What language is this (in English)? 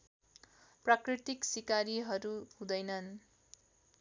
Nepali